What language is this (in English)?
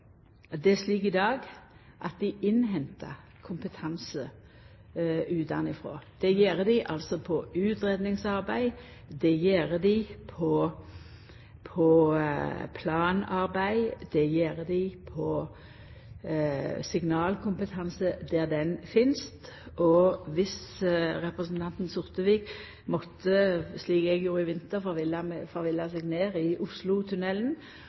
Norwegian Nynorsk